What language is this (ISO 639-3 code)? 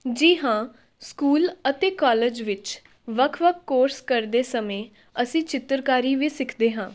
pan